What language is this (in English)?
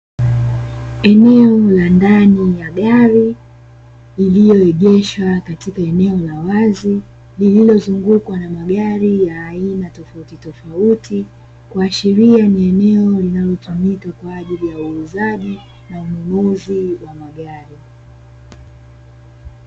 Swahili